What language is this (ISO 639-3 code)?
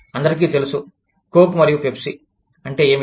tel